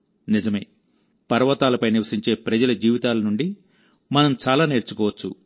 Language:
Telugu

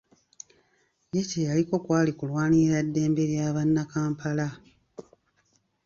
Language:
Ganda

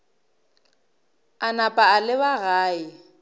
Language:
Northern Sotho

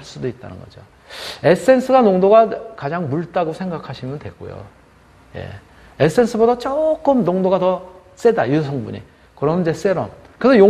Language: Korean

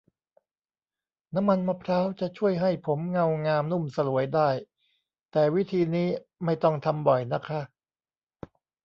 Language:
Thai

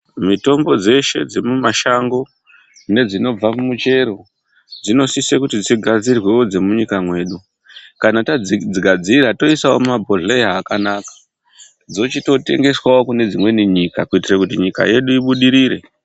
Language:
Ndau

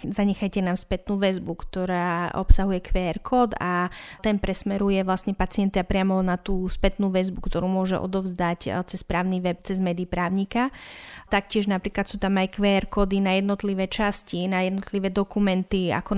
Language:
Slovak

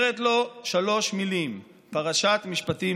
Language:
Hebrew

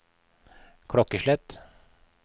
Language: Norwegian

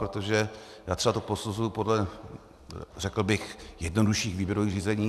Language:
Czech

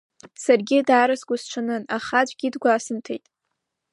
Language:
Abkhazian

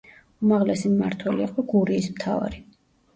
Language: Georgian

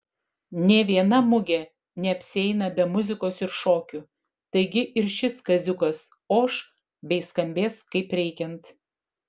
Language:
Lithuanian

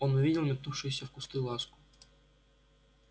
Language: Russian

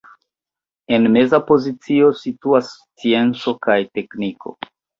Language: Esperanto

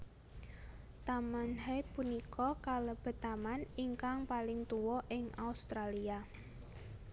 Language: Javanese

